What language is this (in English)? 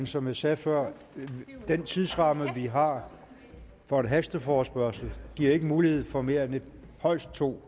Danish